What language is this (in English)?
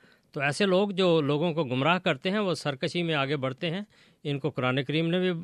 Urdu